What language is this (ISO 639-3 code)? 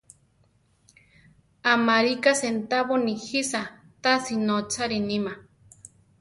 tar